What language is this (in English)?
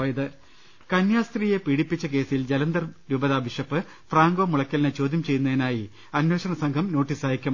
Malayalam